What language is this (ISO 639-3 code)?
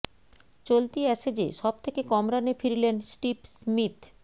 ben